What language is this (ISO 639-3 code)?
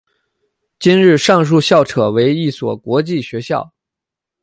zho